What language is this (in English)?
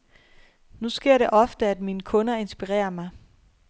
Danish